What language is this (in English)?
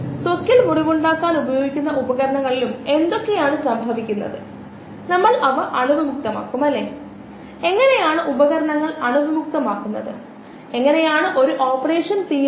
Malayalam